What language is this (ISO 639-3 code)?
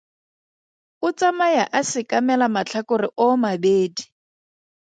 tsn